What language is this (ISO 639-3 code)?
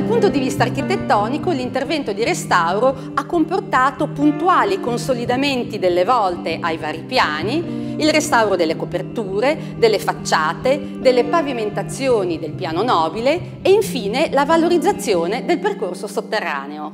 ita